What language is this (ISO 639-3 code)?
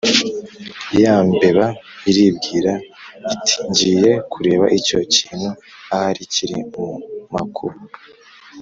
kin